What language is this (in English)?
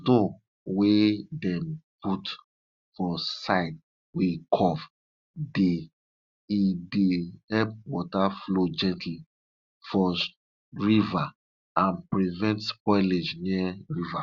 Nigerian Pidgin